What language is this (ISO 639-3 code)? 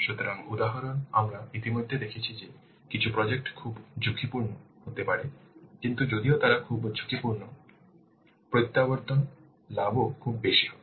ben